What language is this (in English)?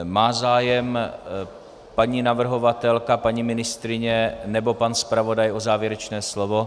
Czech